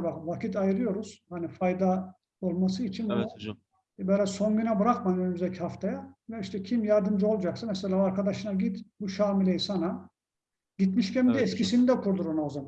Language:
Turkish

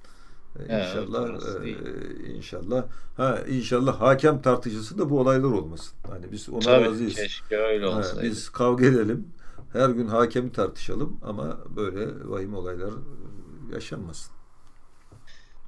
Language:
Turkish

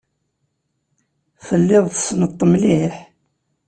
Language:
Kabyle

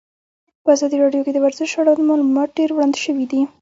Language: Pashto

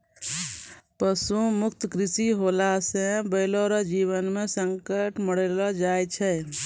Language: Maithili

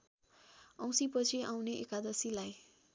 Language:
Nepali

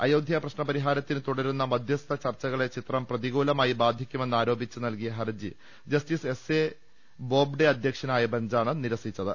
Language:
Malayalam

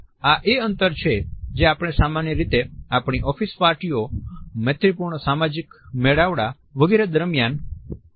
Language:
Gujarati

